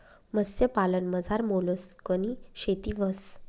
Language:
Marathi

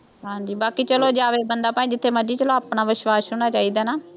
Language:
Punjabi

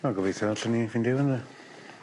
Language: Welsh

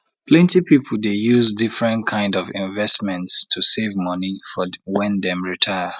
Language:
Nigerian Pidgin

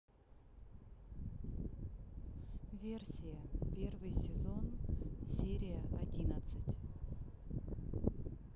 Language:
Russian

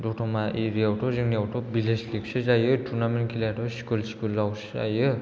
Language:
Bodo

